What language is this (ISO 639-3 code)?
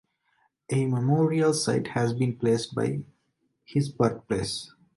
eng